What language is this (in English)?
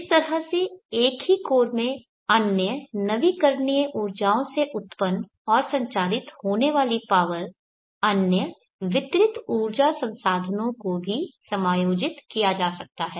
Hindi